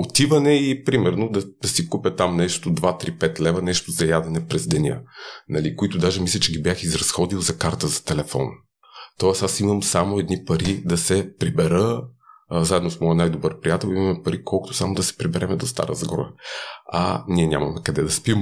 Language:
Bulgarian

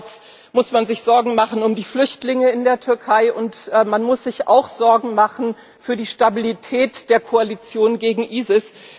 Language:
German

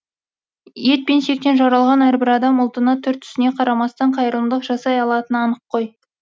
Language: Kazakh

